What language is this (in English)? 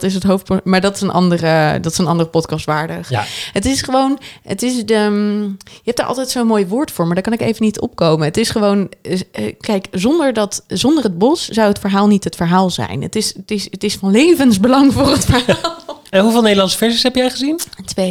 Dutch